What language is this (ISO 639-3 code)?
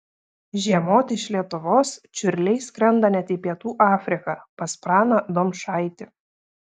lit